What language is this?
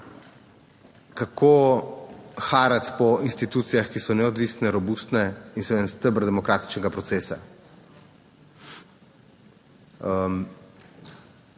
Slovenian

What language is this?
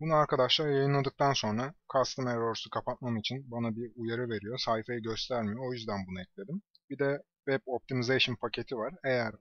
Turkish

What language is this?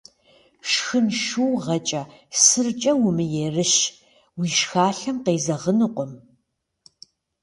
Kabardian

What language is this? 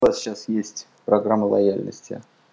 Russian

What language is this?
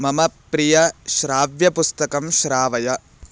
Sanskrit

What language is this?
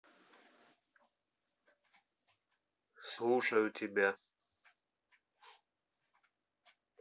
Russian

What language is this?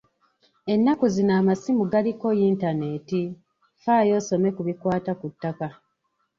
Ganda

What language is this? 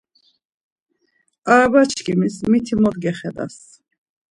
Laz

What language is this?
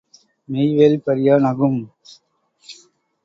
Tamil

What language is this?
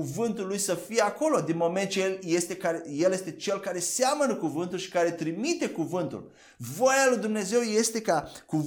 Romanian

